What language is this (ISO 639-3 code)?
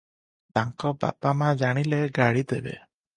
ori